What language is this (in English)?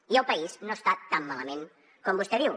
Catalan